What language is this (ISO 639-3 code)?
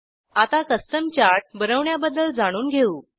mar